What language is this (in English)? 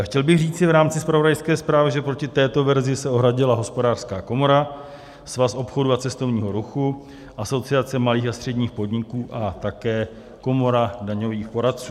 Czech